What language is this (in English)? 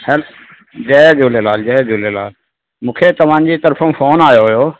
Sindhi